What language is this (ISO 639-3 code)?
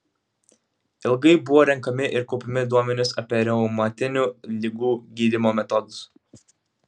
lit